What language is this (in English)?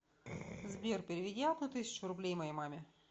Russian